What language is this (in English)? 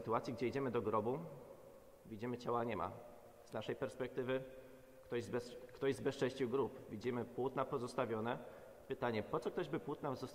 Polish